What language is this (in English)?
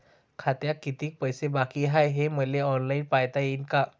Marathi